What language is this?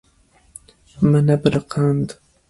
Kurdish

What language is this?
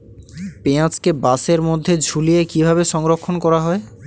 Bangla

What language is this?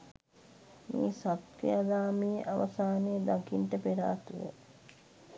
Sinhala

